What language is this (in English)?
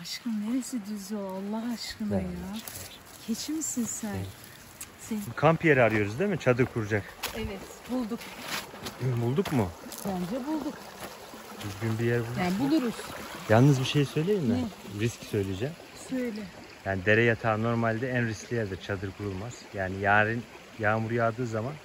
Turkish